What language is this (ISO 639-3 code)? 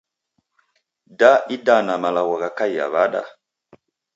dav